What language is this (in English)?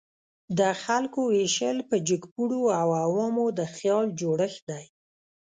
Pashto